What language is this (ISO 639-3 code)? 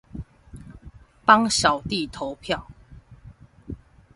zho